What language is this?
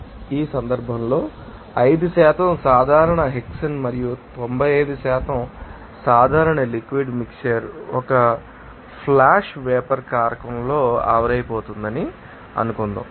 Telugu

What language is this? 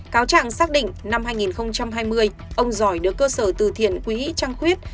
Vietnamese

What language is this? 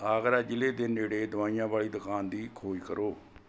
Punjabi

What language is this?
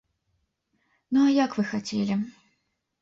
Belarusian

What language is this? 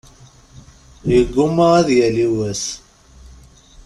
Kabyle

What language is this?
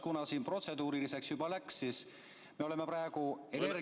Estonian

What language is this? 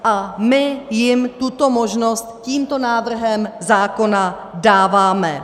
Czech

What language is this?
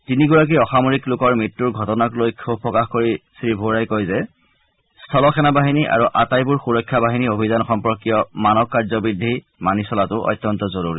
Assamese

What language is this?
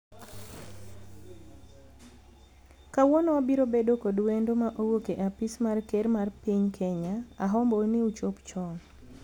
Luo (Kenya and Tanzania)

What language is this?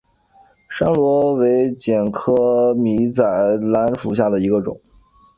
Chinese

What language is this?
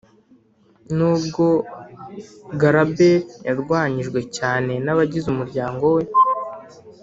Kinyarwanda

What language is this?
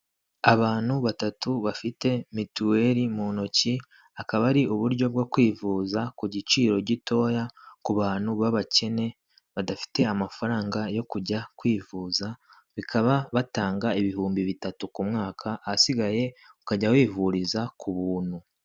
Kinyarwanda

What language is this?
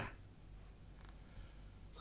Vietnamese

